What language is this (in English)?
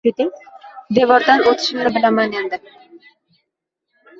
Uzbek